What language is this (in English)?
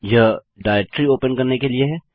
Hindi